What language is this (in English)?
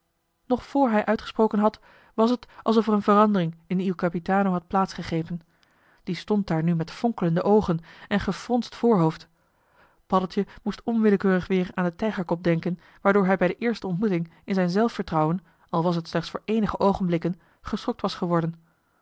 Dutch